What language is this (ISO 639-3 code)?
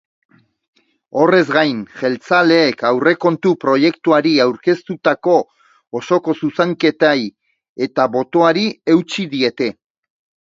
eus